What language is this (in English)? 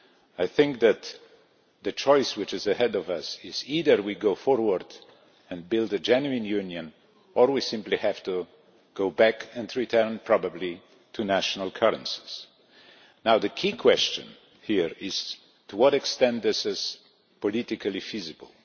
English